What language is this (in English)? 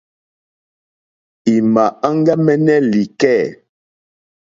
Mokpwe